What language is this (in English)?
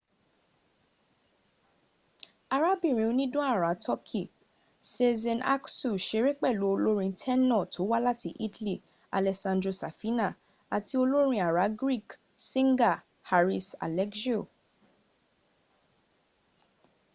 Yoruba